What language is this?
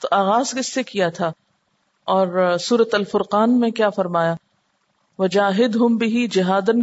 Urdu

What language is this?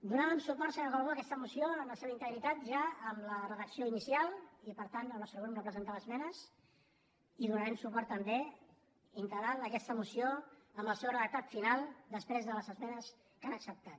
Catalan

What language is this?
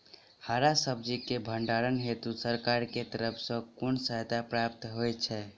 Maithili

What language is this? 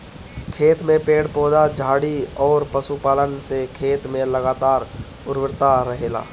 Bhojpuri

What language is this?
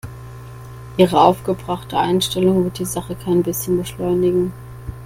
German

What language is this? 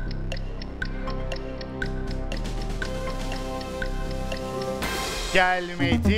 Turkish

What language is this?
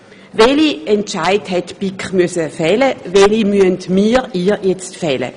Swiss German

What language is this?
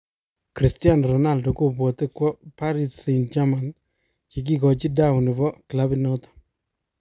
Kalenjin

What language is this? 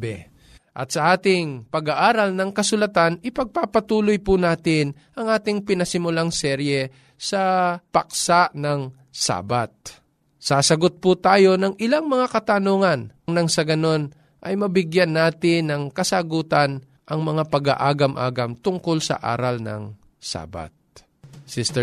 Filipino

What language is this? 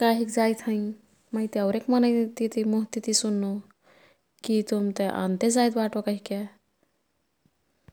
Kathoriya Tharu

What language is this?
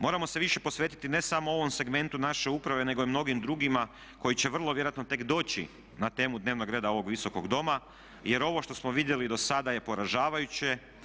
Croatian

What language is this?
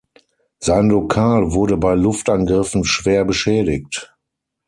German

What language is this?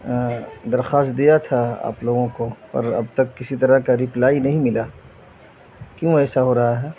Urdu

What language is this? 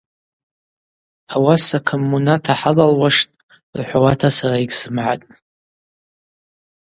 Abaza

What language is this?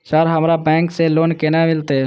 Maithili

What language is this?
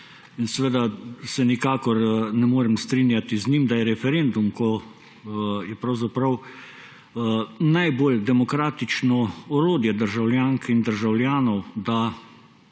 Slovenian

